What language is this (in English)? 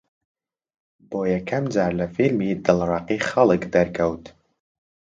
Central Kurdish